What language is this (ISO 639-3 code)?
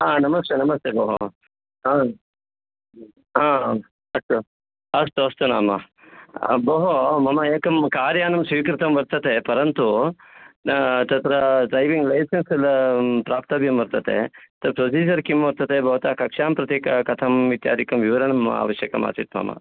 san